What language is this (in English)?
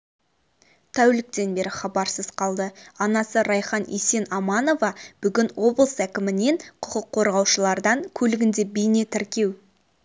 Kazakh